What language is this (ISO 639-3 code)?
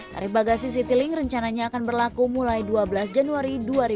ind